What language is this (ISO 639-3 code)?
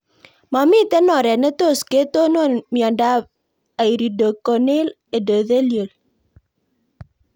kln